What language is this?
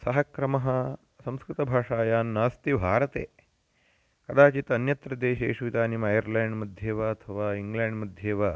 Sanskrit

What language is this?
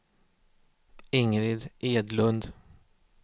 Swedish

